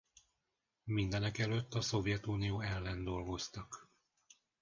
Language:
Hungarian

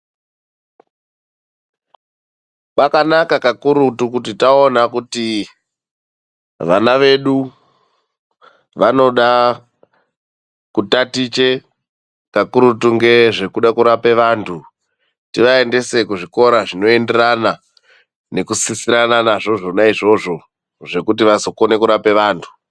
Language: Ndau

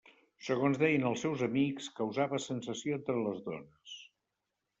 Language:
Catalan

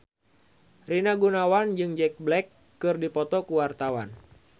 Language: Sundanese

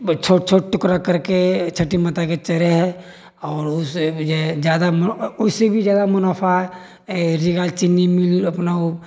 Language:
Maithili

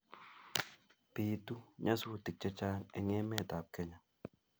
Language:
Kalenjin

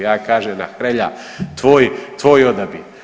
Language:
Croatian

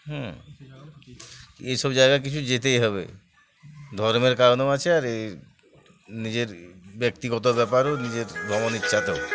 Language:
Bangla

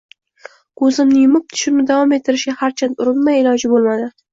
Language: Uzbek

